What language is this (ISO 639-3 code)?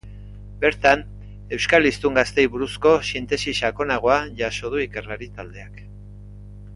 eus